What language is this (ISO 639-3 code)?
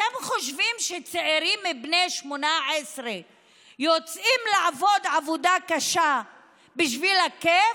heb